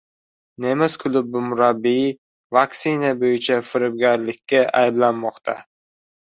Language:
Uzbek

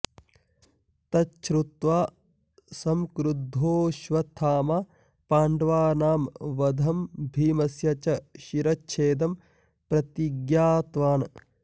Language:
Sanskrit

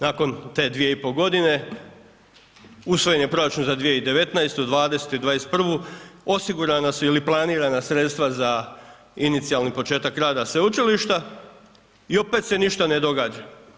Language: Croatian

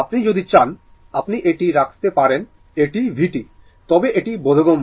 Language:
Bangla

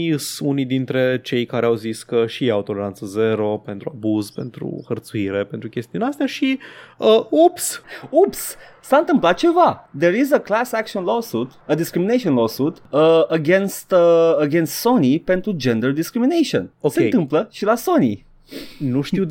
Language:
Romanian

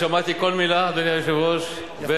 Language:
Hebrew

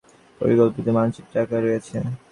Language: Bangla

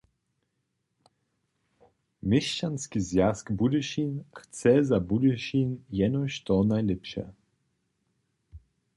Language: Upper Sorbian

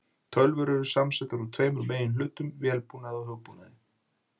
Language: Icelandic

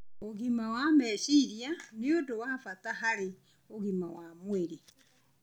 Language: Kikuyu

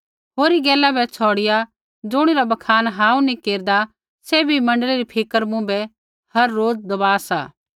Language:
Kullu Pahari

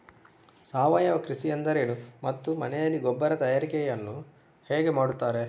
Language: Kannada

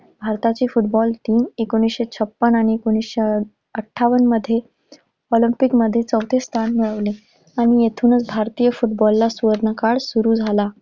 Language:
Marathi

